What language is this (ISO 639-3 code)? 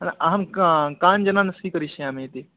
san